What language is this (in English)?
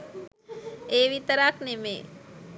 Sinhala